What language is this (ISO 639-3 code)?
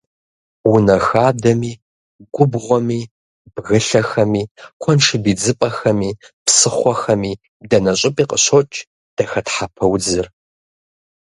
kbd